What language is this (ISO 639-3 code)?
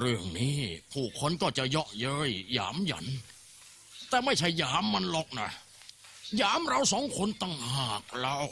tha